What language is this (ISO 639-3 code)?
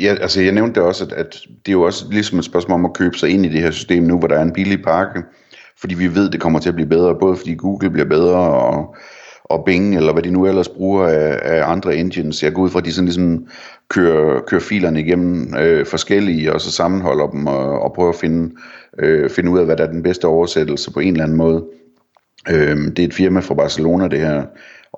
dan